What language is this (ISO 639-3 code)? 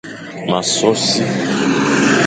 fan